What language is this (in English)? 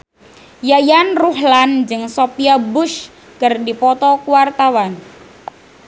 Sundanese